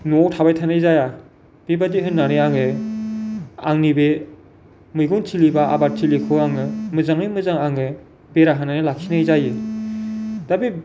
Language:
Bodo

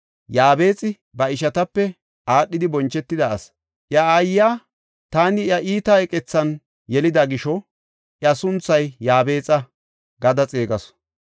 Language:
Gofa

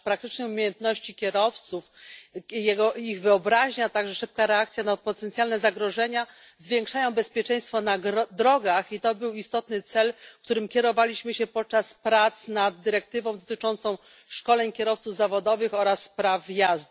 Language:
Polish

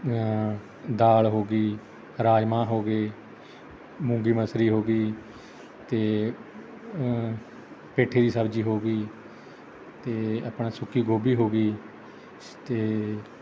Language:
Punjabi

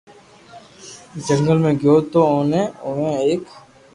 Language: Loarki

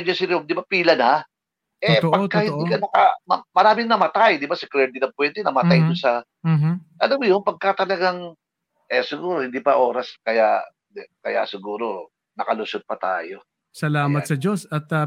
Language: Filipino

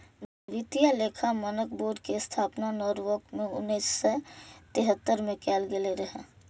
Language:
Maithili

